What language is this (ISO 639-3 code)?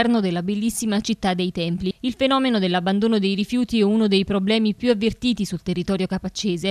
ita